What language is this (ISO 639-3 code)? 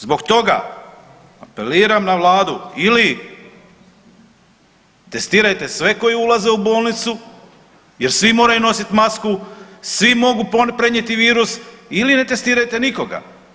hrv